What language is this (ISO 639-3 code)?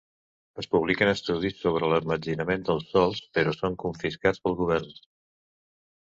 cat